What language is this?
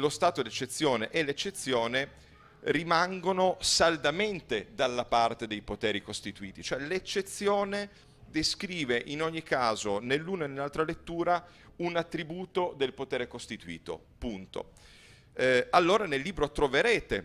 Italian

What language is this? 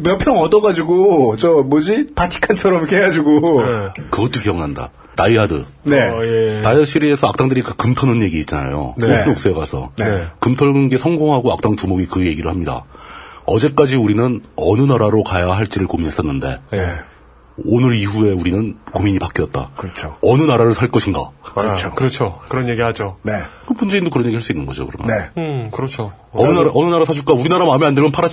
Korean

